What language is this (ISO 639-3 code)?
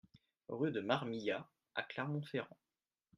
fra